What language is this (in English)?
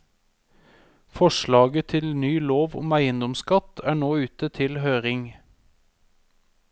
Norwegian